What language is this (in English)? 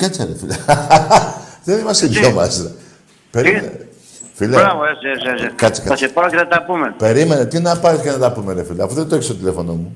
Greek